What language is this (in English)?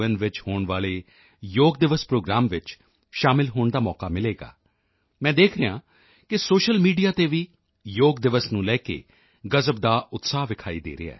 Punjabi